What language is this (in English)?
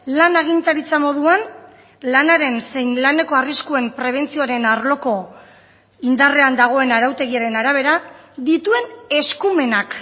Basque